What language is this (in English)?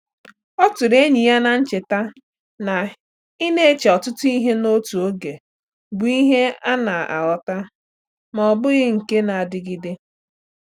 Igbo